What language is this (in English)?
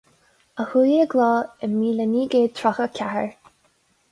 Irish